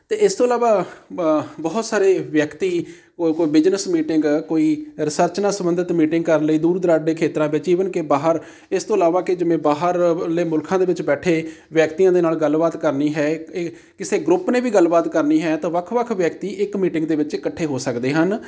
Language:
Punjabi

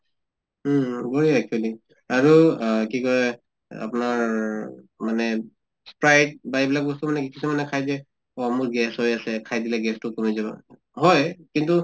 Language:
Assamese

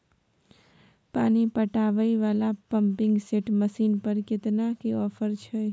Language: Maithili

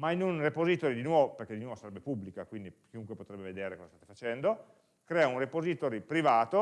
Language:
Italian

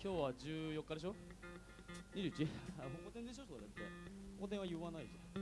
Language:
Japanese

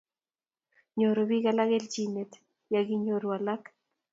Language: Kalenjin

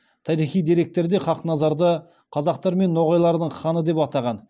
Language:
Kazakh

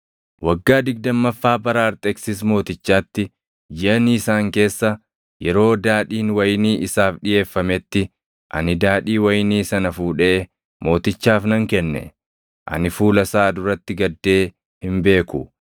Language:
Oromo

